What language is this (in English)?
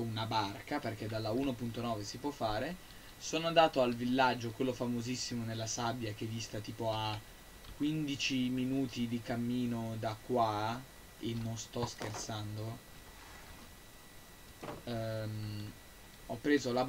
Italian